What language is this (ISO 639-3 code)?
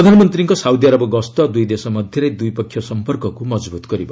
ori